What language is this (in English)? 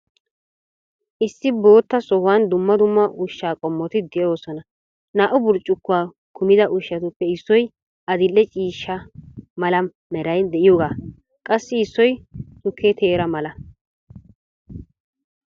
Wolaytta